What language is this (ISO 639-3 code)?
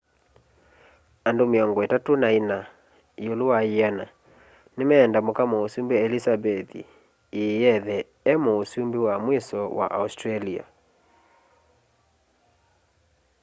kam